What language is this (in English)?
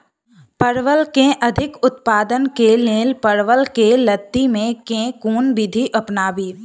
Maithili